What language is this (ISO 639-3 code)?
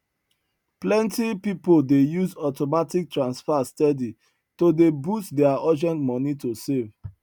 pcm